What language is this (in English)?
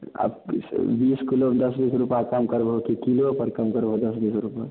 Maithili